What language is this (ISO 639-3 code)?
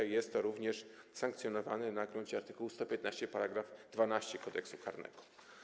pol